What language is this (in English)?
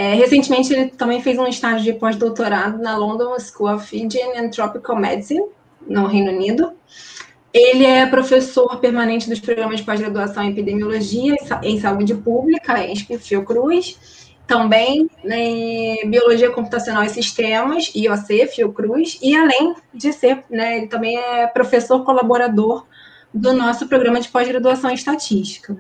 Portuguese